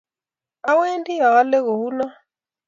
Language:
Kalenjin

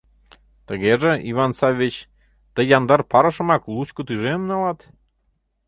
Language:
Mari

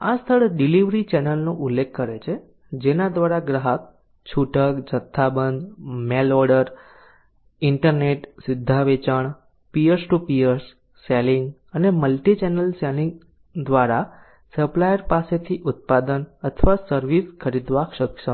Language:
Gujarati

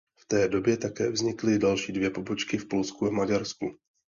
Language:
Czech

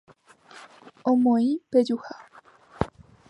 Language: Guarani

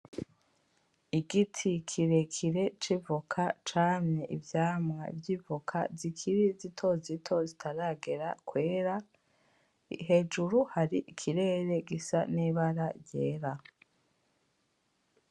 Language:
Rundi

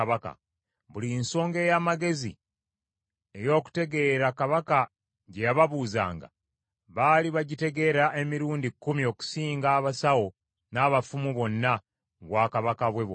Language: Ganda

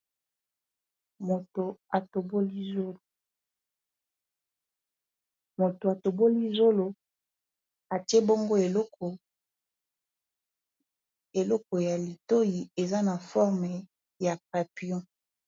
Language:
Lingala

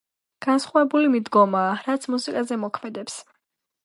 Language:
Georgian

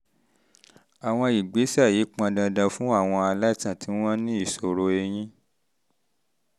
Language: Yoruba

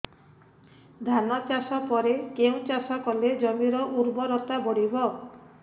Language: Odia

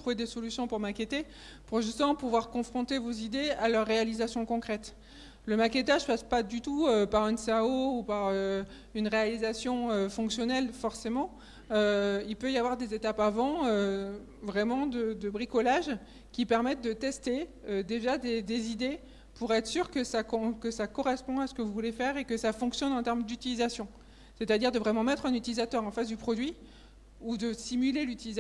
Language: French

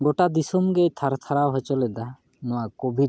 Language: Santali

